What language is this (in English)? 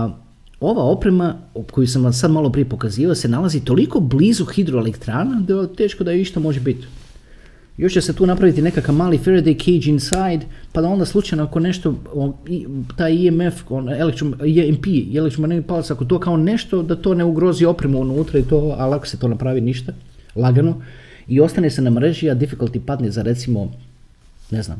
Croatian